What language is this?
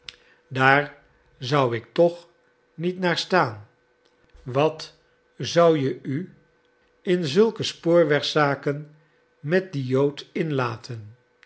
Dutch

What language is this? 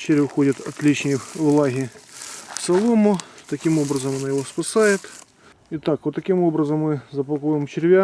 Russian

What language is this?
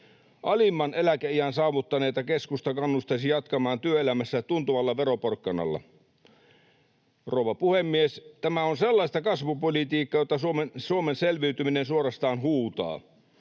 Finnish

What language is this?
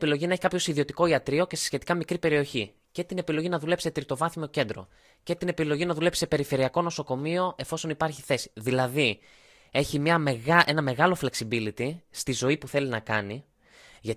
Greek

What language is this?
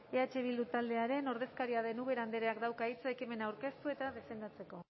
Basque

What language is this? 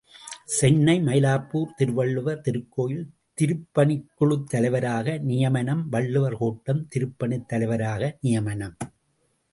Tamil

